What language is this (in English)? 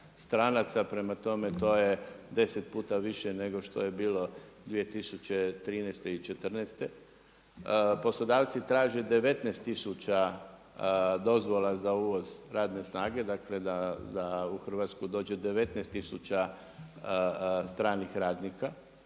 Croatian